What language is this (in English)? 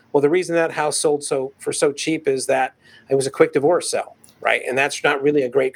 English